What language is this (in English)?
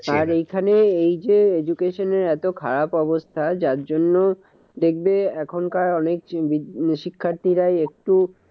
Bangla